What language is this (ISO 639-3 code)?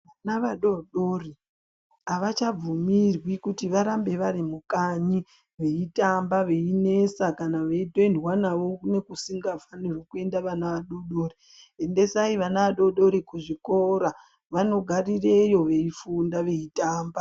ndc